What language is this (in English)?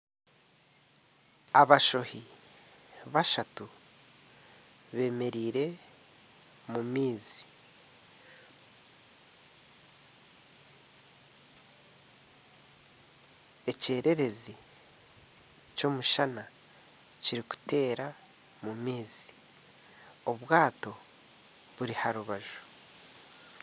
Nyankole